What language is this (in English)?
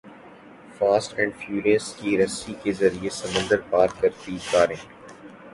Urdu